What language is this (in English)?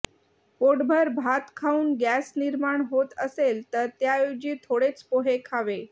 Marathi